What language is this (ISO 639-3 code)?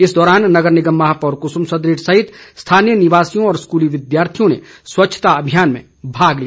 hin